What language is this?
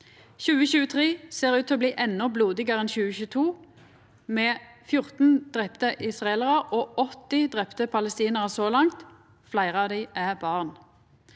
Norwegian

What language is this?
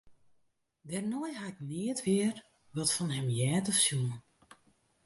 Western Frisian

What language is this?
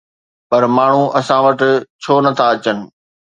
Sindhi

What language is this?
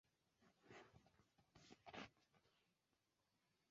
Esperanto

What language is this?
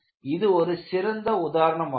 Tamil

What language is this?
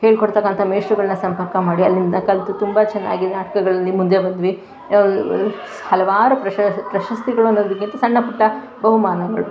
Kannada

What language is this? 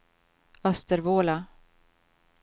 Swedish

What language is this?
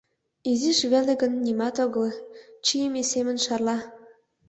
Mari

